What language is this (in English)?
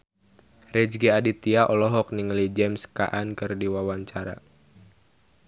Sundanese